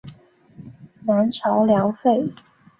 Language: Chinese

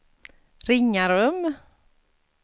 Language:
Swedish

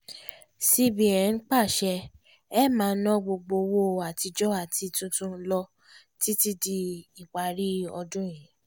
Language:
Yoruba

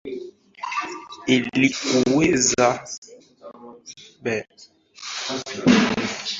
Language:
Swahili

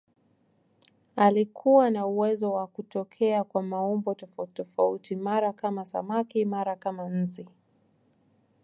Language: Swahili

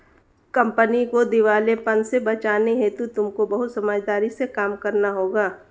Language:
Hindi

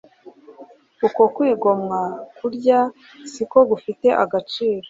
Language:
Kinyarwanda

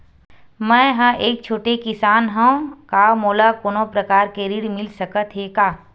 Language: Chhattisgarhi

